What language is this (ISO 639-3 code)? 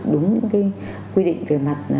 vie